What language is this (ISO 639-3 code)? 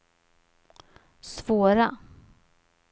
swe